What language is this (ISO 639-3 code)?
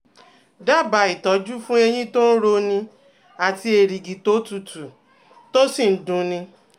yor